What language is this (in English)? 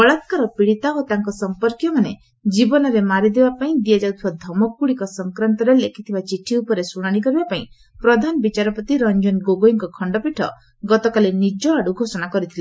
Odia